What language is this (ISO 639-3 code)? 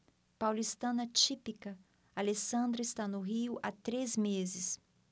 por